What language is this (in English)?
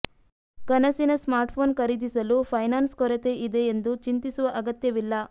Kannada